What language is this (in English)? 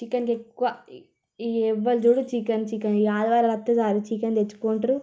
Telugu